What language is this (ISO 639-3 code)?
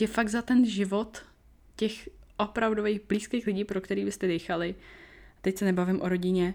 ces